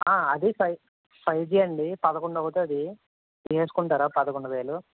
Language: Telugu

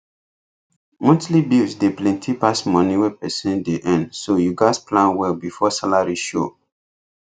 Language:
Nigerian Pidgin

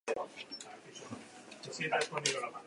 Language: Basque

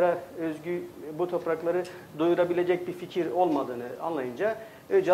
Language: Turkish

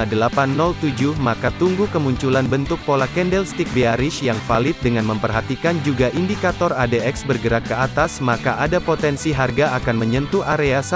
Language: Indonesian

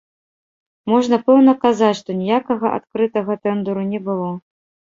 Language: Belarusian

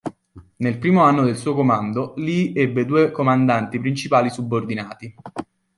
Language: Italian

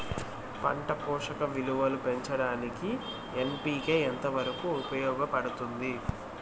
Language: Telugu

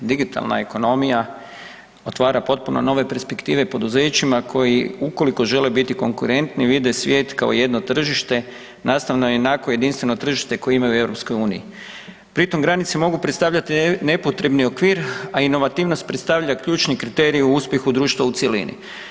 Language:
Croatian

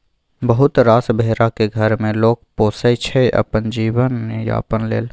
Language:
Maithili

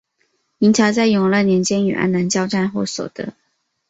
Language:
Chinese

